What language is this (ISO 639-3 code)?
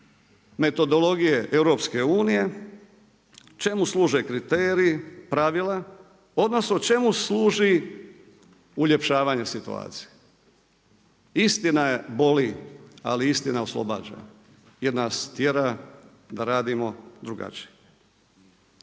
hrv